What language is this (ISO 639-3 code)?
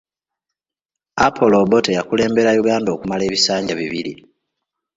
lug